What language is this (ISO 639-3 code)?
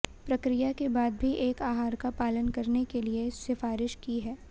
hin